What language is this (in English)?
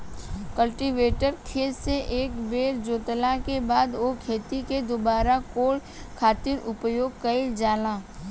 Bhojpuri